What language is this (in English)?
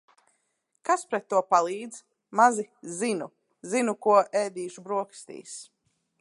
Latvian